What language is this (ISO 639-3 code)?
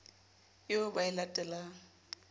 sot